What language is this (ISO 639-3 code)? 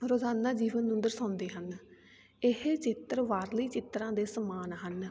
pan